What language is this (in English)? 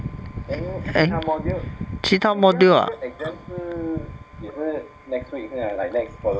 English